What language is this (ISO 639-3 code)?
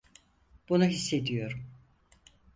tur